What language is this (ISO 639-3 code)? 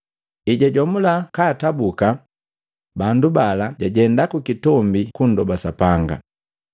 mgv